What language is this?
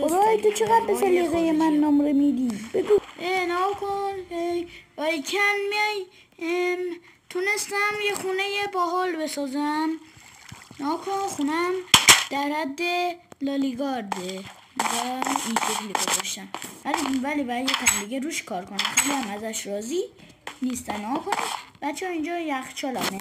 Persian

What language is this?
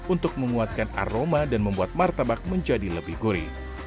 Indonesian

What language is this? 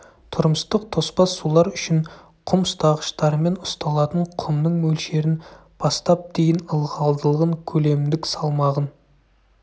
Kazakh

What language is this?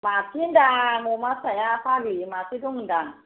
Bodo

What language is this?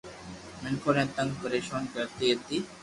Loarki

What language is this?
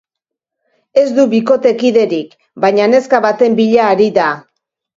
Basque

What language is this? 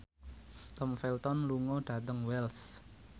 Javanese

